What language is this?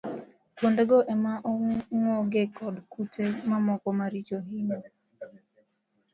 Luo (Kenya and Tanzania)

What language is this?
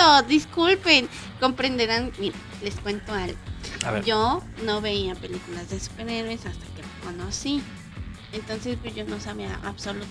Spanish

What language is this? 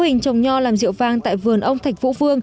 Vietnamese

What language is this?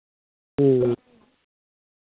Santali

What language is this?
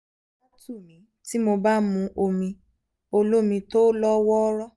Yoruba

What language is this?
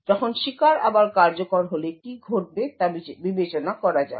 Bangla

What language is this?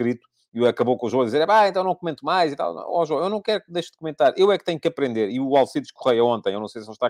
Portuguese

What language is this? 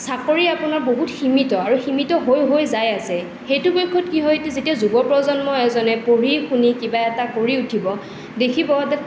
Assamese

